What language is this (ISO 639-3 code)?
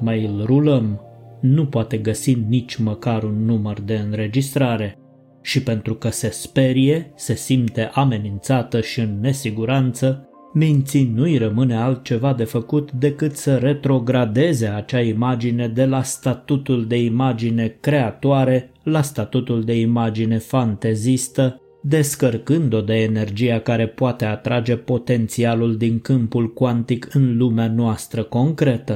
ron